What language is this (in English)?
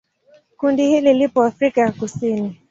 Swahili